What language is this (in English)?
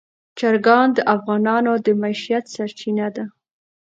Pashto